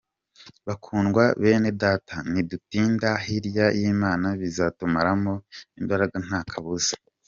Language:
Kinyarwanda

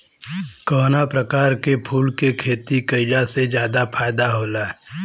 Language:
Bhojpuri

